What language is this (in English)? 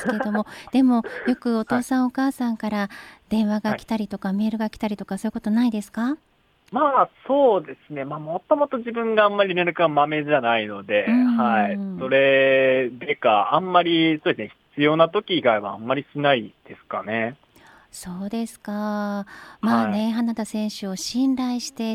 Japanese